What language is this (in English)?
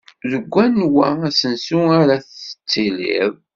Kabyle